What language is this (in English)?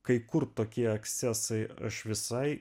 Lithuanian